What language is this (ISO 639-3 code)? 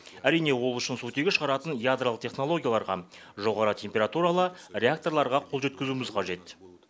kaz